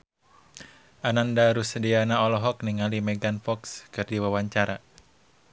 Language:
Sundanese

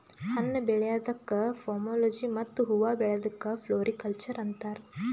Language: Kannada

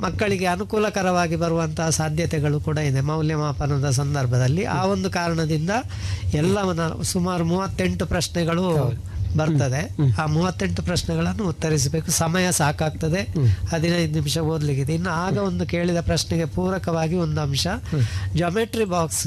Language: Kannada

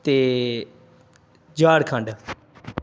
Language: Punjabi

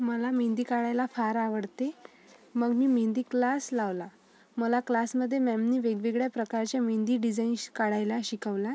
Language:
Marathi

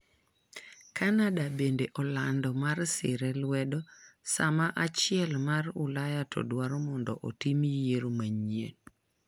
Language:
Luo (Kenya and Tanzania)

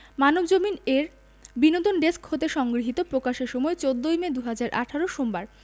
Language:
Bangla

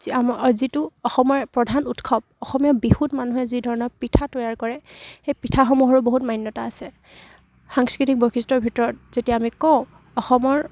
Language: Assamese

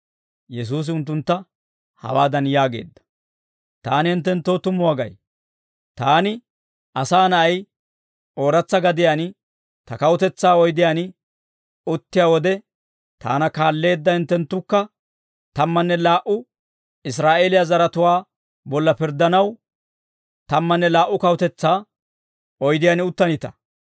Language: Dawro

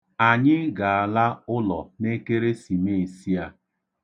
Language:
Igbo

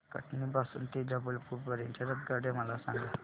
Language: Marathi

